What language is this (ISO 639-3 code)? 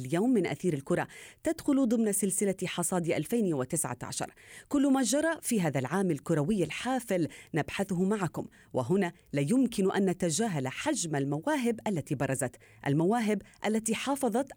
ara